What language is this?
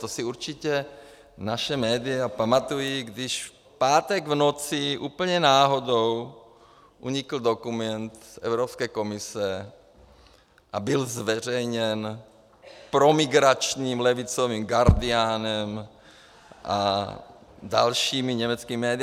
Czech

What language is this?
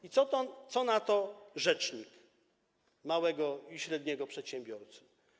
Polish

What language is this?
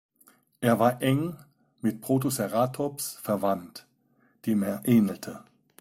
German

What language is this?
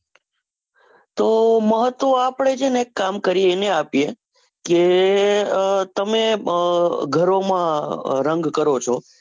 Gujarati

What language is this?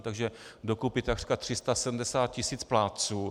Czech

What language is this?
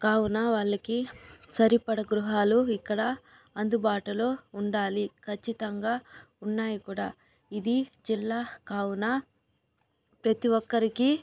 Telugu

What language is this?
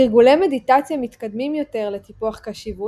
Hebrew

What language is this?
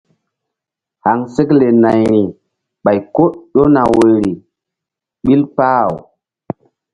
Mbum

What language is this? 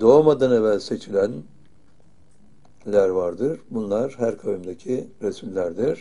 Turkish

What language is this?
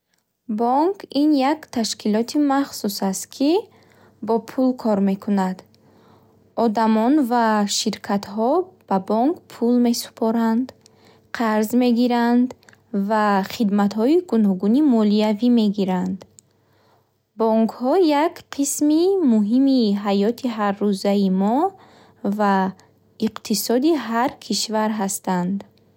Bukharic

